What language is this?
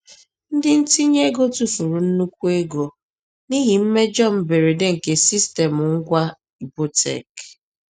Igbo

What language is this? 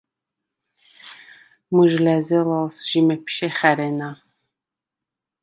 Svan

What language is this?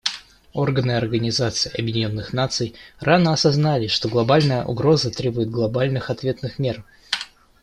Russian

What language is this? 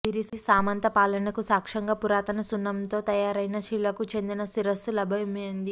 Telugu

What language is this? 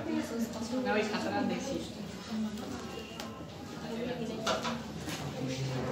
Romanian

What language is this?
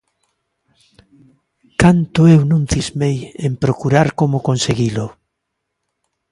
Galician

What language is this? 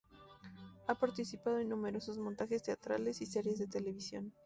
Spanish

